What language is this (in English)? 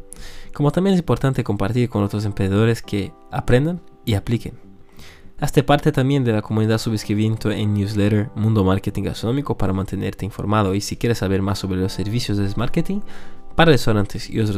Spanish